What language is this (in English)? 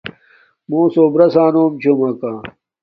Domaaki